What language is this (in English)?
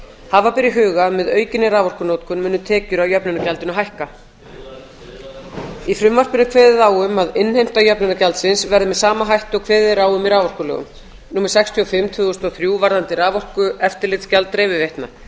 Icelandic